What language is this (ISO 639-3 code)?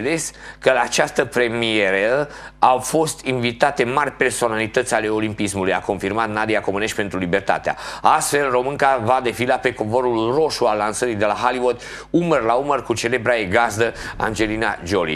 ron